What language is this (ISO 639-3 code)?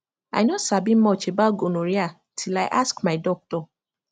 pcm